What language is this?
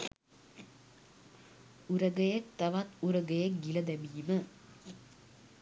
Sinhala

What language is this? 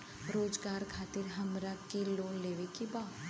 Bhojpuri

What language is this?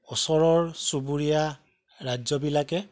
Assamese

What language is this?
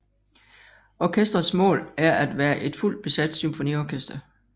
Danish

